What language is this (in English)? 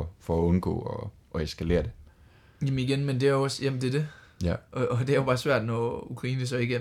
Danish